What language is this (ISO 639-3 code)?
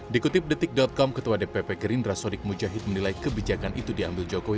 ind